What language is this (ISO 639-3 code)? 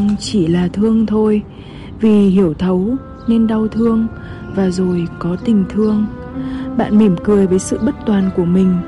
vie